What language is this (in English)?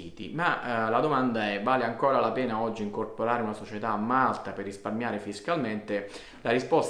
Italian